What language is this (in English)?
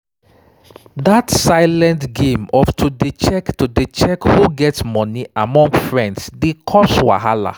Nigerian Pidgin